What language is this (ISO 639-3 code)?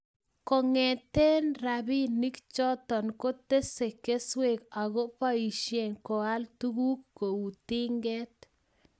kln